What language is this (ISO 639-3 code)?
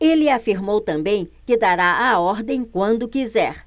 por